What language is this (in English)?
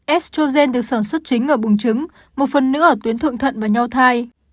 Vietnamese